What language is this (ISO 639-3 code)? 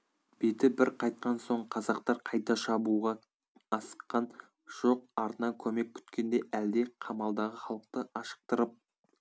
kaz